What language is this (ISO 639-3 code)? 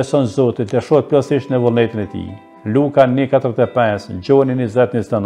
ron